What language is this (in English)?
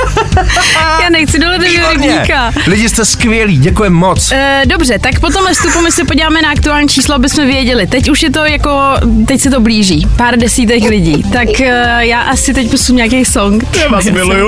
Czech